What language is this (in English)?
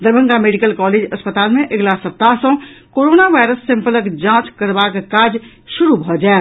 Maithili